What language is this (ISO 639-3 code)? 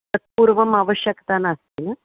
san